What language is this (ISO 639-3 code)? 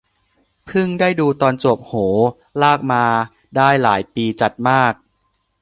tha